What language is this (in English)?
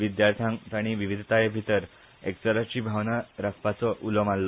Konkani